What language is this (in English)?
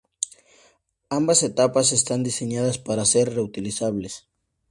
Spanish